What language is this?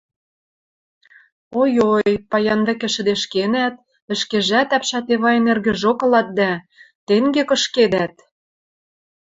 Western Mari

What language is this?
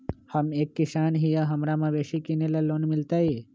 Magahi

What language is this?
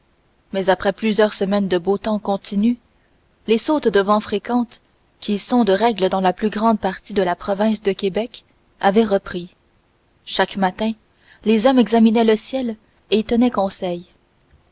French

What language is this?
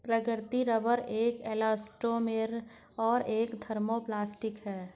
Hindi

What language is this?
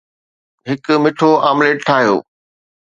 Sindhi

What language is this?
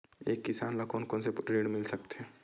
Chhattisgarhi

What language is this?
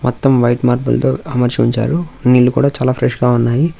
Telugu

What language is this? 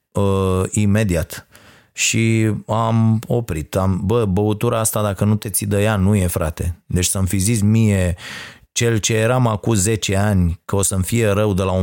Romanian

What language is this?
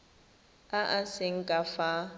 Tswana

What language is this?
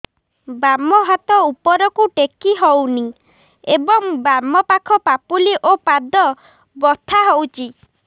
Odia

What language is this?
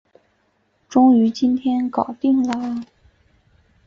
Chinese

